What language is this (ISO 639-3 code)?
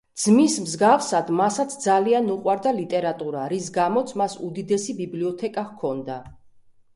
kat